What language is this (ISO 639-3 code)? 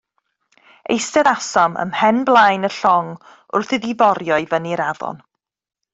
cym